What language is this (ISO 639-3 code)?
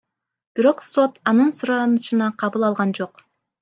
kir